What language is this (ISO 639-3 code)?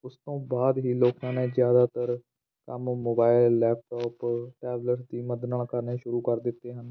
pan